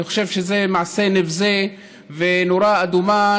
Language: Hebrew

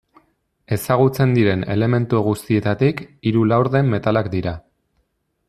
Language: Basque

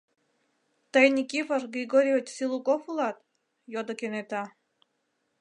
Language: Mari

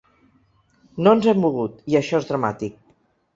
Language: Catalan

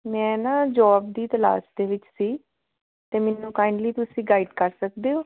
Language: Punjabi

